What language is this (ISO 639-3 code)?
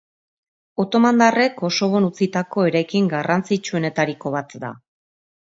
eus